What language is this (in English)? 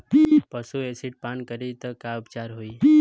Bhojpuri